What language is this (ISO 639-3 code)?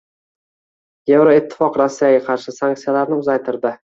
uzb